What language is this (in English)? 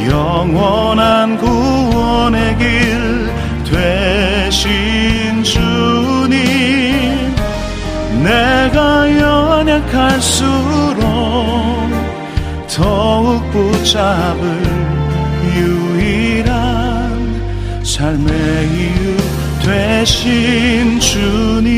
Korean